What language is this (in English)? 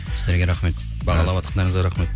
Kazakh